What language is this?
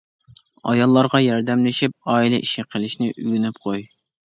Uyghur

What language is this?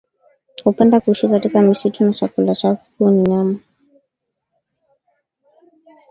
Swahili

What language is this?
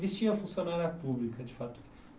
Portuguese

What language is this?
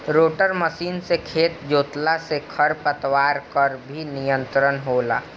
Bhojpuri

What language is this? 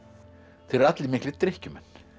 Icelandic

